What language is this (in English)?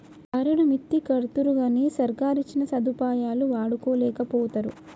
Telugu